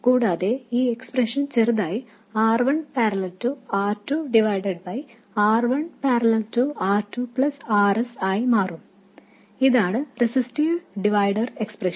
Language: Malayalam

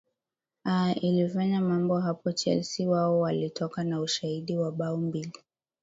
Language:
Swahili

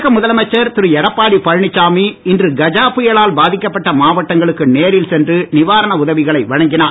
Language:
Tamil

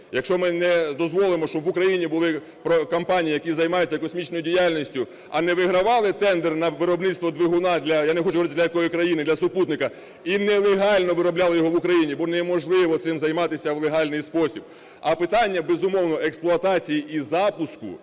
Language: Ukrainian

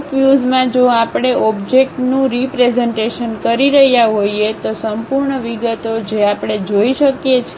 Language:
Gujarati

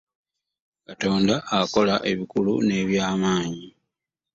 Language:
Ganda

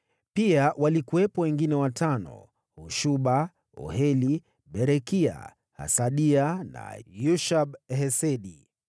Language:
Swahili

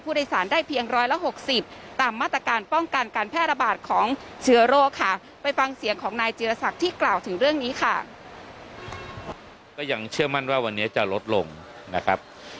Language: Thai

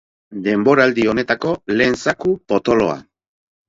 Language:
Basque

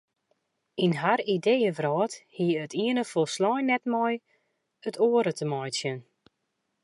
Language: Western Frisian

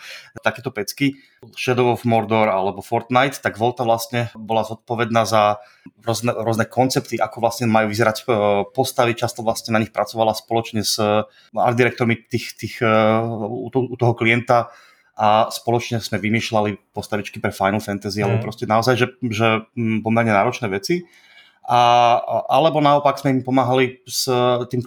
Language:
Czech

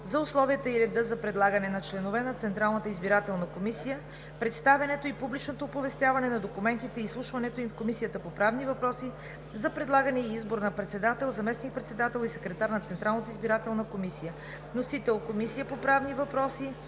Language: Bulgarian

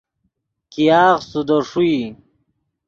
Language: Yidgha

